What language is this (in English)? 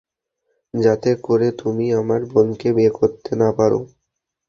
Bangla